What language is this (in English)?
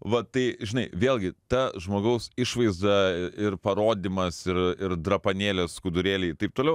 Lithuanian